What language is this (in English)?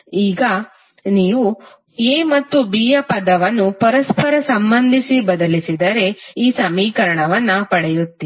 Kannada